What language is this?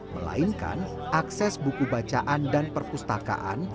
Indonesian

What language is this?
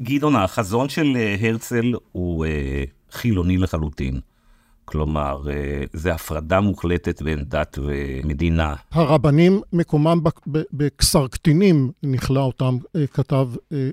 Hebrew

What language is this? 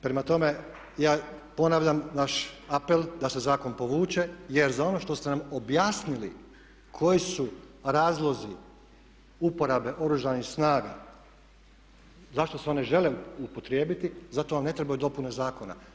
Croatian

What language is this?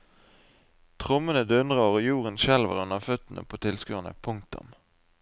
Norwegian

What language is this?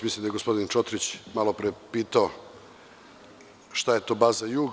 Serbian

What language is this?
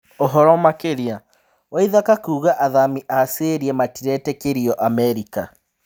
Kikuyu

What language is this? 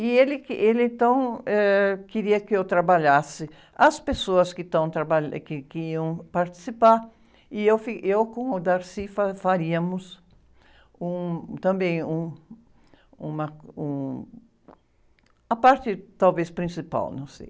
Portuguese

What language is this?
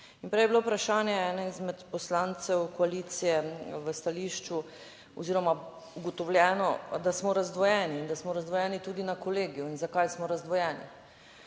Slovenian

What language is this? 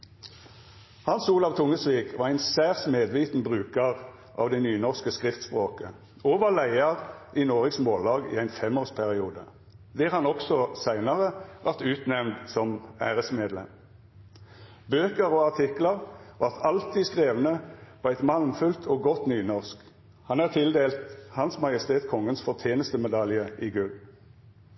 Norwegian Nynorsk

